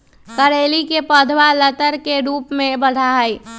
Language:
Magahi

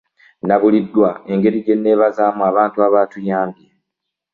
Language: Ganda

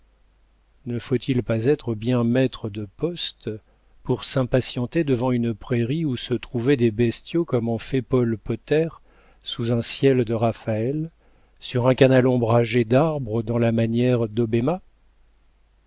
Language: French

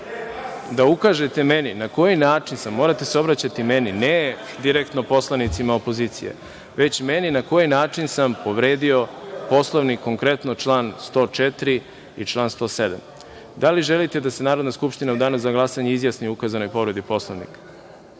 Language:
Serbian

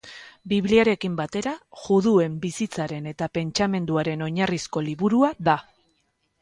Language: Basque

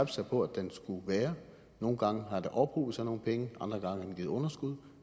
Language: Danish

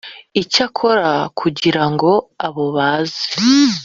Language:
Kinyarwanda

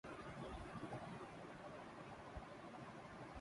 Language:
Urdu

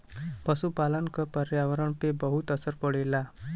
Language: Bhojpuri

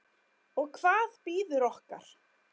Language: Icelandic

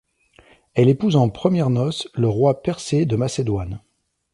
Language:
French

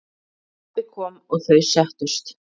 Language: Icelandic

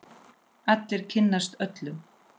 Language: Icelandic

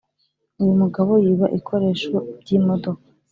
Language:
Kinyarwanda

